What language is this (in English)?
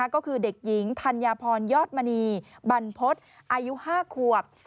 Thai